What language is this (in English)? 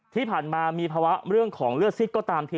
Thai